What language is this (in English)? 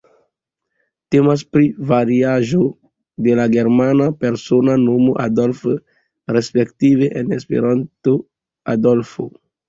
Esperanto